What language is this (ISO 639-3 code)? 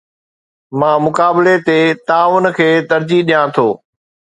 snd